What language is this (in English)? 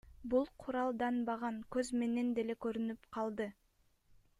Kyrgyz